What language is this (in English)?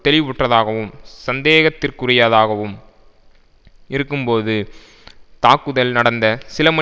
Tamil